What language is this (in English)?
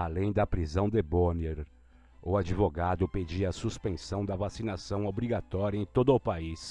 Portuguese